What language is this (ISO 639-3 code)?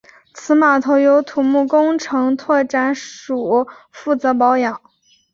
zho